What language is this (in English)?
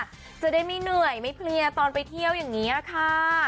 Thai